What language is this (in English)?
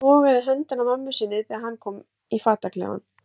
Icelandic